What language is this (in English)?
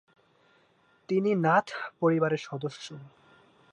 Bangla